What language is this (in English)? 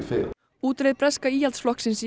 Icelandic